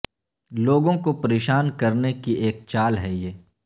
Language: Urdu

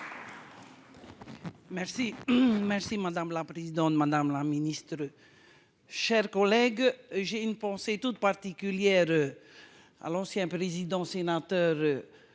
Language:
French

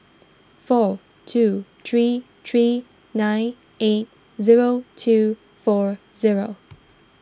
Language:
English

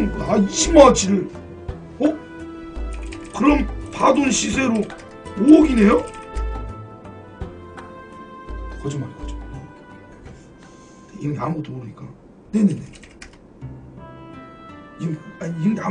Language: Korean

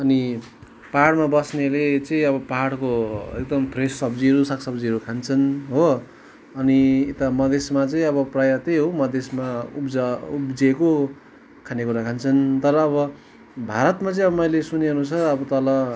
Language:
Nepali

